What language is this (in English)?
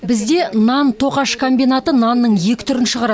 Kazakh